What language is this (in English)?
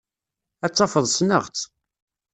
Kabyle